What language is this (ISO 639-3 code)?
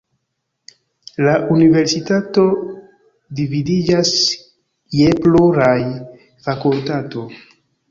epo